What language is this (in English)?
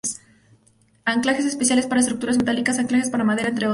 Spanish